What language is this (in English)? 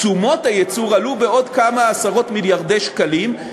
Hebrew